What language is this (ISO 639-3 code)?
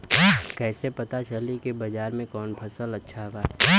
bho